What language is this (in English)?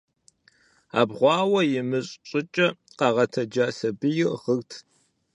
Kabardian